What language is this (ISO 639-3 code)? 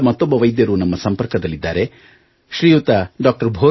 kan